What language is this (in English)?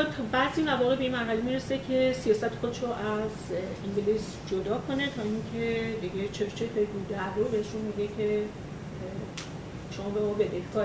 Persian